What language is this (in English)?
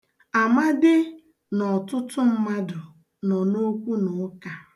Igbo